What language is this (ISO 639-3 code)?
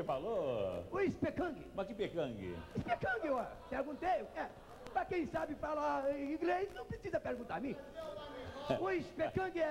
por